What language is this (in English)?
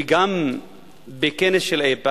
Hebrew